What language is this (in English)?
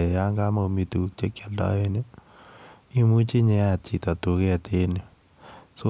Kalenjin